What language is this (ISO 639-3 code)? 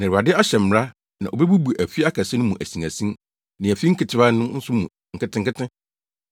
aka